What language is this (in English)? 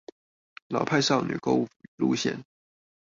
Chinese